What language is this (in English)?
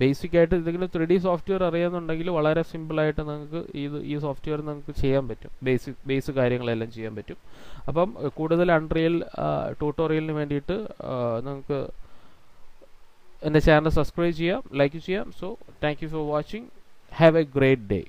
Hindi